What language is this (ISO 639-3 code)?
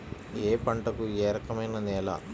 tel